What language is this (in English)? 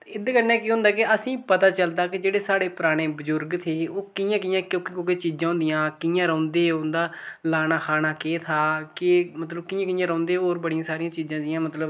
Dogri